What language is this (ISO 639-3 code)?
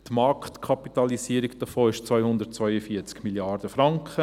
gsw